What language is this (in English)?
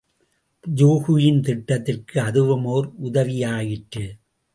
Tamil